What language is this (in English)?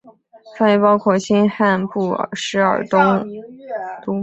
Chinese